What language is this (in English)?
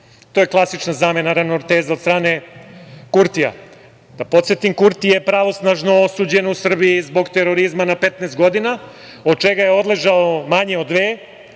Serbian